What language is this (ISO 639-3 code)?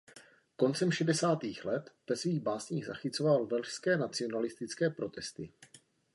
ces